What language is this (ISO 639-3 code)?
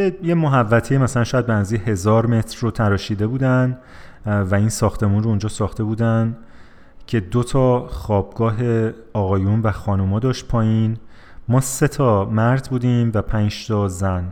fas